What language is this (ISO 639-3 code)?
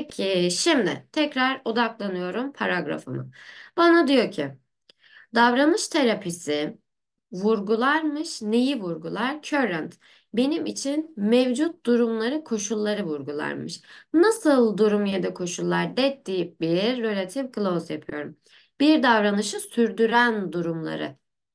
tur